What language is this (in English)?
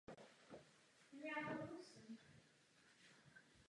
Czech